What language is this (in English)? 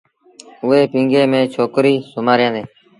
Sindhi Bhil